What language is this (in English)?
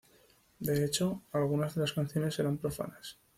Spanish